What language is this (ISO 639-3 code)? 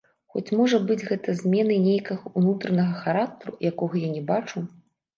bel